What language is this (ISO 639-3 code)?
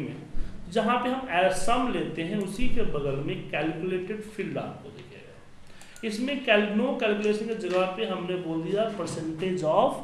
hin